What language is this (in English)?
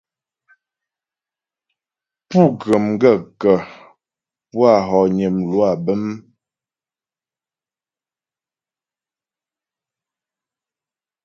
Ghomala